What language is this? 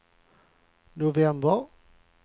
Swedish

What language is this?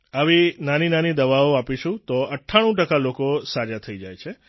Gujarati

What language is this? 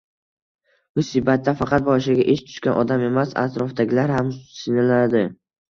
Uzbek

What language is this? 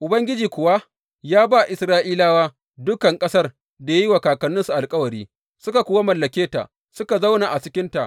Hausa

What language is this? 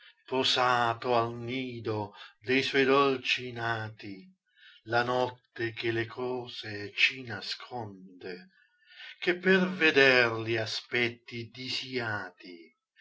Italian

